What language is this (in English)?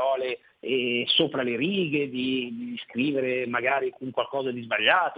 Italian